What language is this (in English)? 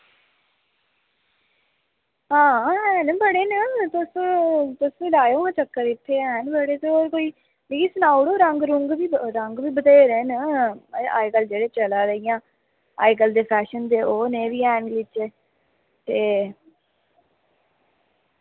Dogri